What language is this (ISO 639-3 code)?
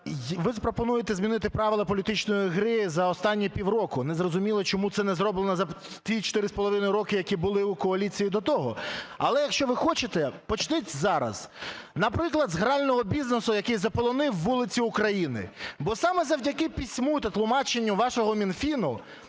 ukr